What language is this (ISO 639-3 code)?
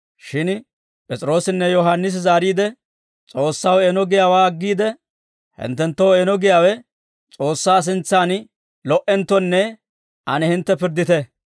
dwr